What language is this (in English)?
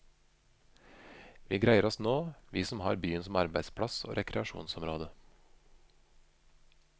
Norwegian